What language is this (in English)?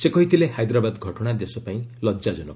Odia